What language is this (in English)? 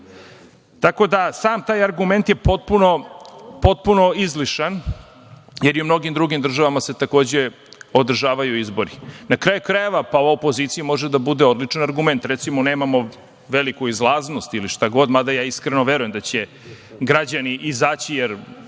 Serbian